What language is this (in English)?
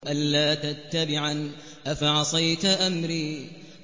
Arabic